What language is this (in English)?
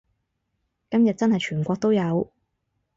Cantonese